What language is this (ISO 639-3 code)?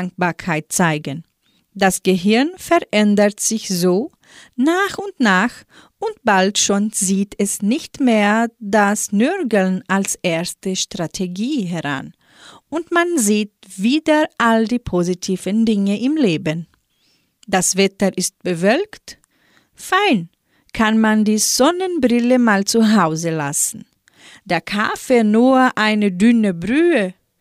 deu